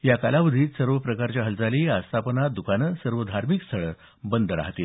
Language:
Marathi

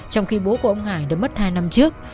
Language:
Vietnamese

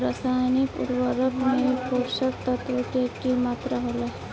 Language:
Bhojpuri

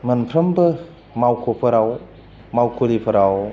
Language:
Bodo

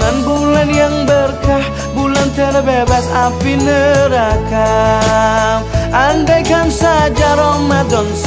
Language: Dutch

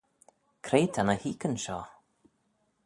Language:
Manx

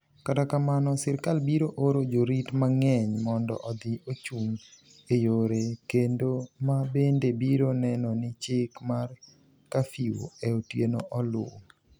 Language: Luo (Kenya and Tanzania)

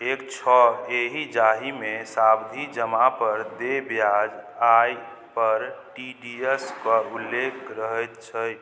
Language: Maithili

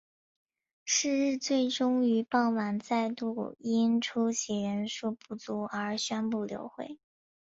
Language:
Chinese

